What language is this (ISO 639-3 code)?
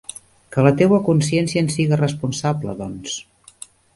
cat